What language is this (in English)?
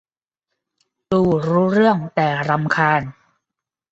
Thai